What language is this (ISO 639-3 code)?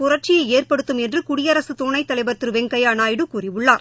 tam